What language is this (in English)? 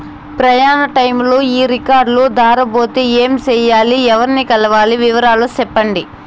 Telugu